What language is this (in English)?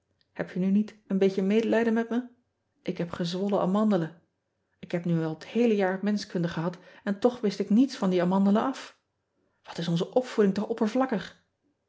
Dutch